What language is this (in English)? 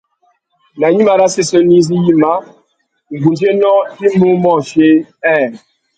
Tuki